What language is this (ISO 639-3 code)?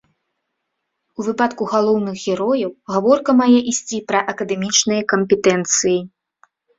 bel